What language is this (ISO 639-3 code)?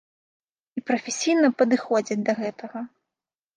bel